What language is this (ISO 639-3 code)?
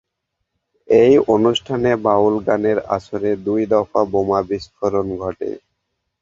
ben